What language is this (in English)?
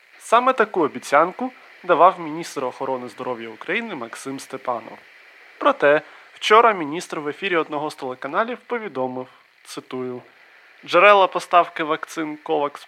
Ukrainian